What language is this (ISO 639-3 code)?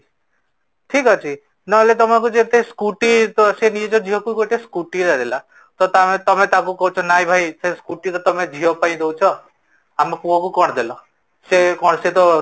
ori